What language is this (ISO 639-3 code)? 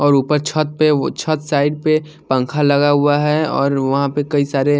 hin